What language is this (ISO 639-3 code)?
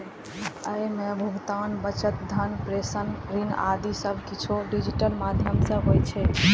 mai